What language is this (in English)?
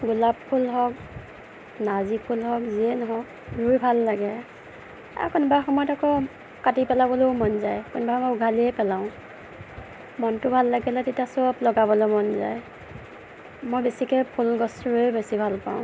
Assamese